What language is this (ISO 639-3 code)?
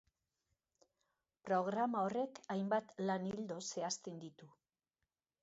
eus